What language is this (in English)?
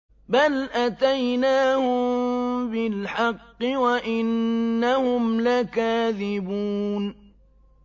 Arabic